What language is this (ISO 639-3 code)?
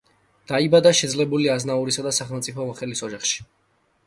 kat